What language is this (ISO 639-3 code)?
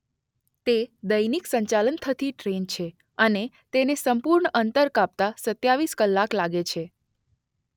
guj